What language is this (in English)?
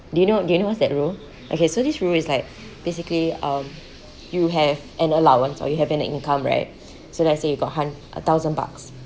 English